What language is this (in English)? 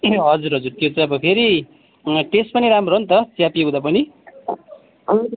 Nepali